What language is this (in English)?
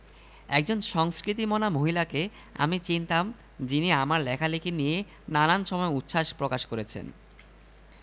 Bangla